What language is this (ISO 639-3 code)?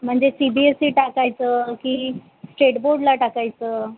mar